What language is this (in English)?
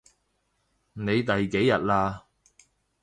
Cantonese